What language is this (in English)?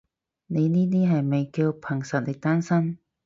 Cantonese